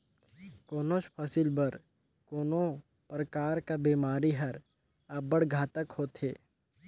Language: Chhattisgarhi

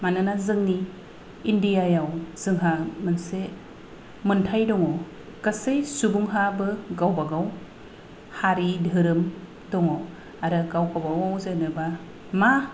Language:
Bodo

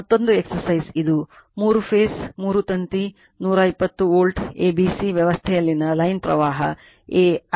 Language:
Kannada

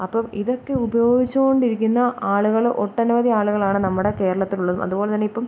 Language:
Malayalam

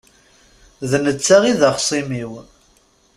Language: Kabyle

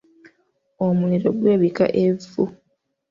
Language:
Ganda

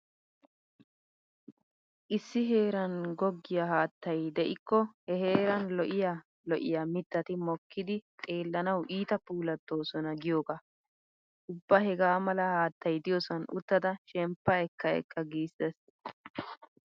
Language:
Wolaytta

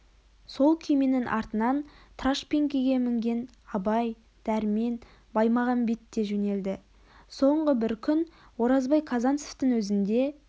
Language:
Kazakh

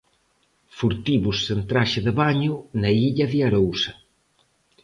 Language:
Galician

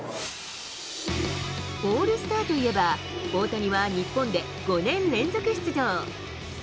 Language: Japanese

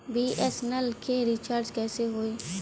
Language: Bhojpuri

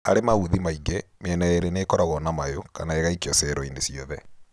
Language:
Kikuyu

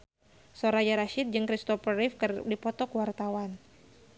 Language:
Sundanese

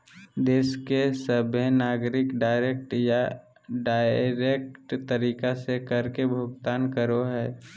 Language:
Magahi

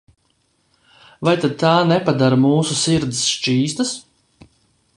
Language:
Latvian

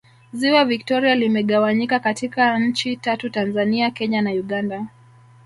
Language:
Swahili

